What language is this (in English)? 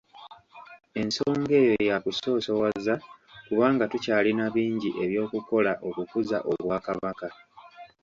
Ganda